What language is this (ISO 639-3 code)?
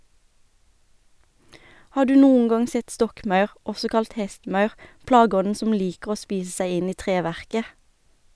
nor